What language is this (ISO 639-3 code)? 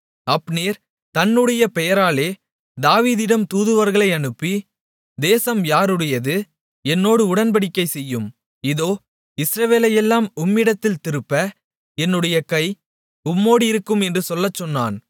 tam